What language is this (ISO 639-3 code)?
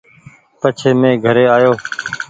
gig